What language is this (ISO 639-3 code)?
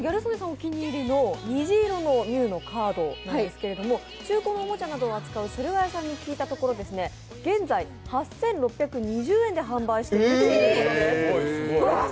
jpn